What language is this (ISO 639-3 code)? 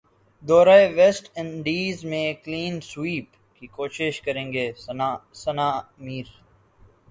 urd